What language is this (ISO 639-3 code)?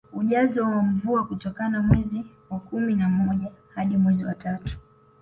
swa